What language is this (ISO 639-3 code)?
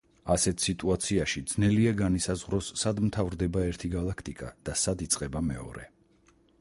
kat